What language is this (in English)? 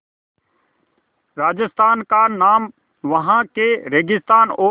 Hindi